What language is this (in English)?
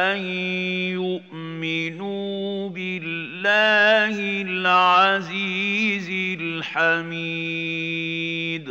Arabic